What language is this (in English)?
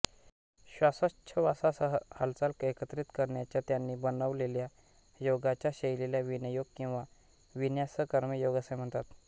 Marathi